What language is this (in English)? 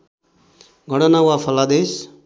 Nepali